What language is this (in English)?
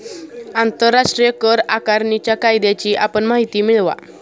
Marathi